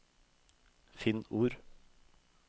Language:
Norwegian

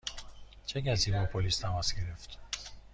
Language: Persian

